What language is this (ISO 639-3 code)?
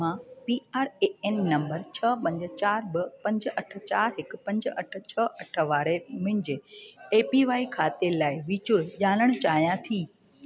snd